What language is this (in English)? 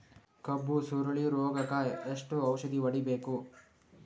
Kannada